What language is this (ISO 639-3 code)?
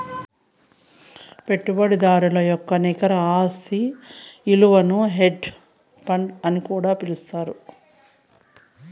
tel